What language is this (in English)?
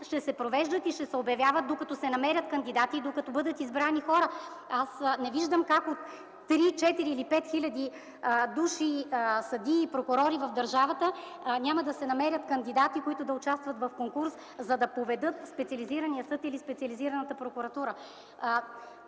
Bulgarian